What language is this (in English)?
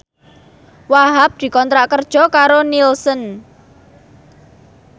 Javanese